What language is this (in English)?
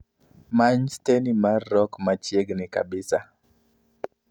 Luo (Kenya and Tanzania)